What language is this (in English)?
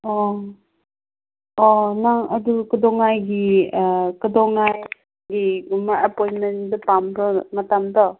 Manipuri